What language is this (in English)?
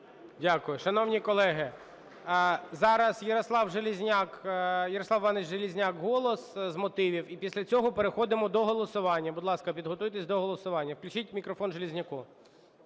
Ukrainian